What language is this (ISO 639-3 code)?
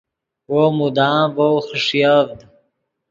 ydg